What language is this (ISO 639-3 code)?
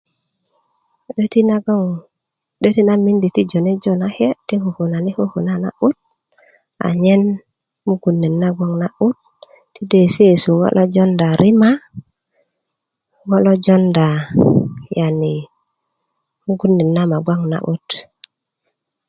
ukv